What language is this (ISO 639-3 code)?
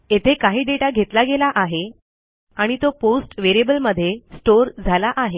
mar